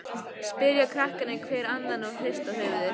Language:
Icelandic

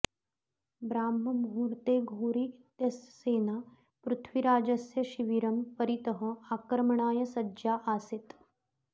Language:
Sanskrit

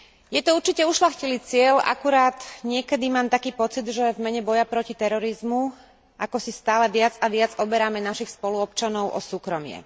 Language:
Slovak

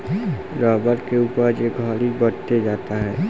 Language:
Bhojpuri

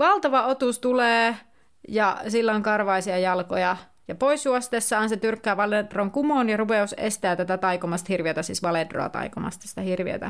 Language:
Finnish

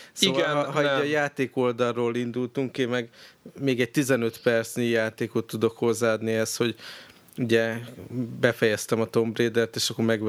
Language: Hungarian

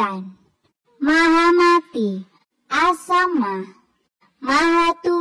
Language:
Indonesian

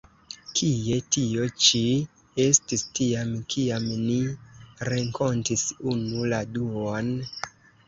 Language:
Esperanto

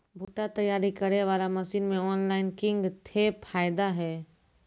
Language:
Maithili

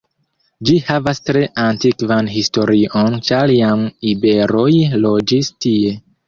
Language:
Esperanto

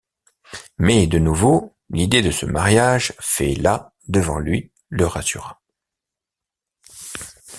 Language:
French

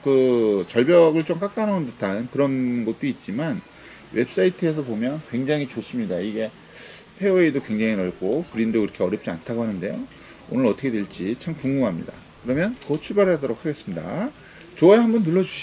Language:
Korean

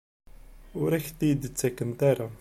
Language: Kabyle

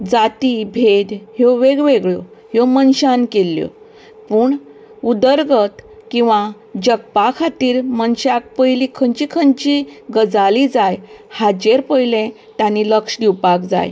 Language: Konkani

